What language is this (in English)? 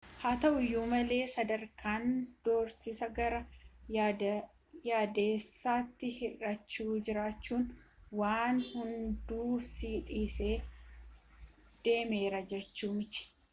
Oromo